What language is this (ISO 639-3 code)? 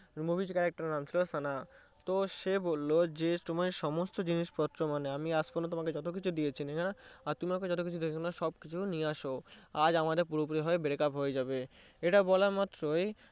ben